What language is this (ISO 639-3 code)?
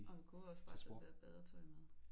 dan